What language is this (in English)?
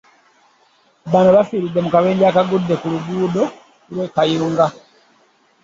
Ganda